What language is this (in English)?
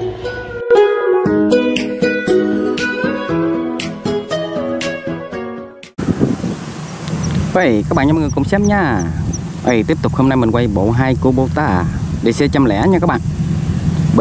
Vietnamese